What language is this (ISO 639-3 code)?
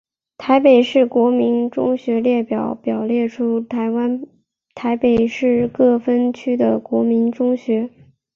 zho